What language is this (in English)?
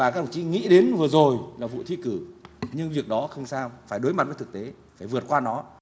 Vietnamese